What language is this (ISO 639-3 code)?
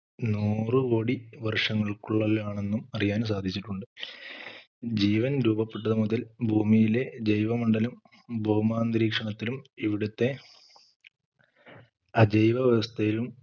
mal